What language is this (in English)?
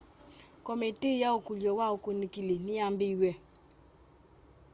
Kamba